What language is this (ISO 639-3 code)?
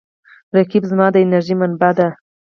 pus